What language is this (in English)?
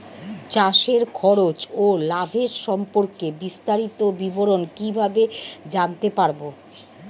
Bangla